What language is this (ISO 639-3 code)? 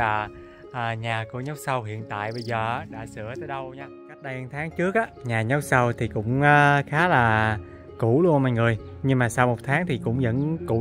vie